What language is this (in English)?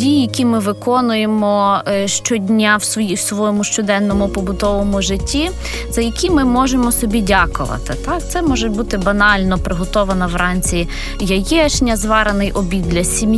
Ukrainian